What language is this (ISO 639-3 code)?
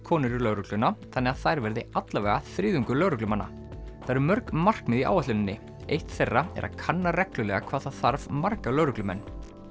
isl